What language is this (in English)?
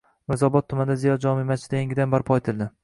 Uzbek